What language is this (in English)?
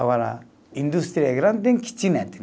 Portuguese